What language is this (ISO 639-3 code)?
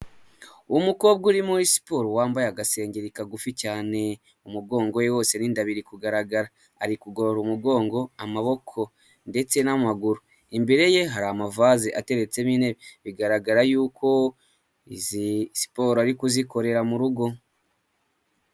kin